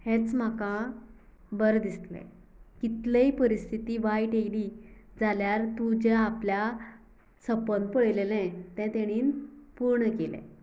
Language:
Konkani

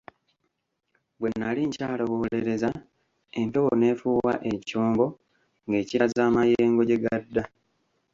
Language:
Ganda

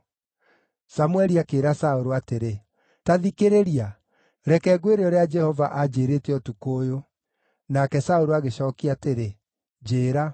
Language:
Kikuyu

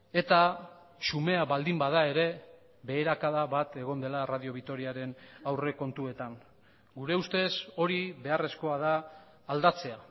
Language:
Basque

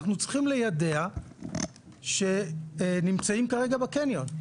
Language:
Hebrew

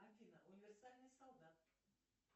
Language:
Russian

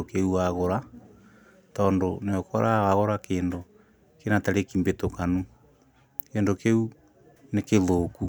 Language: Kikuyu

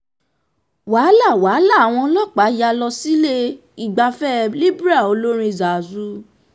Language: Yoruba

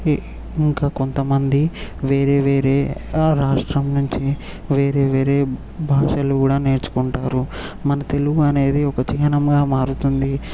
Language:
Telugu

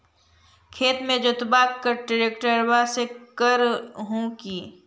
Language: Magahi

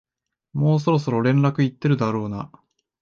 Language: Japanese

